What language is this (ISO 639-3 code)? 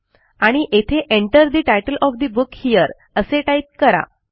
mar